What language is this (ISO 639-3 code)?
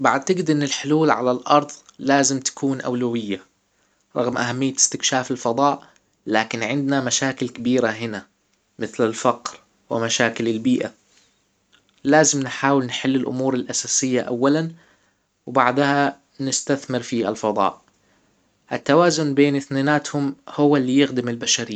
acw